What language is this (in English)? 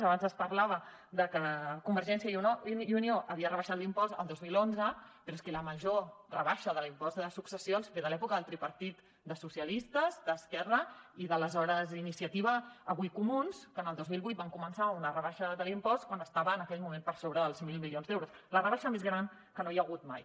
Catalan